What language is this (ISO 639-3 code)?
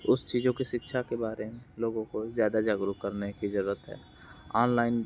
hin